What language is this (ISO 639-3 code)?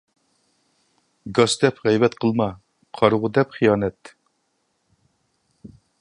uig